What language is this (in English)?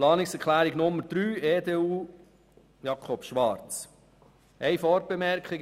Swiss German